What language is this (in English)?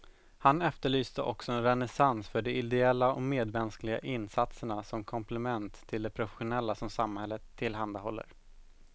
Swedish